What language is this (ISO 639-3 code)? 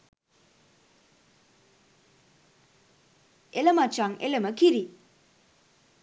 sin